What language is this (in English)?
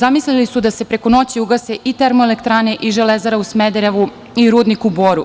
Serbian